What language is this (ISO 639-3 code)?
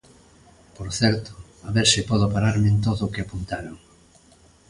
glg